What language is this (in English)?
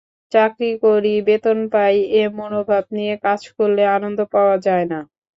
Bangla